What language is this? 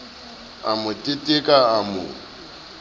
Southern Sotho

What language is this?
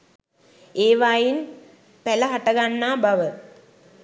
Sinhala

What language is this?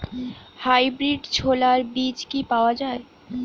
Bangla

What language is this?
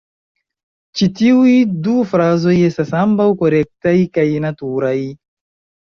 Esperanto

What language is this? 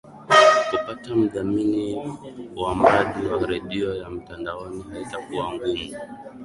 Swahili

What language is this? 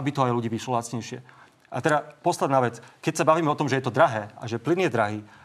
Slovak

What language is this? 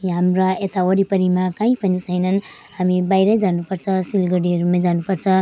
Nepali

